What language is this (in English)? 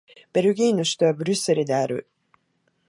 Japanese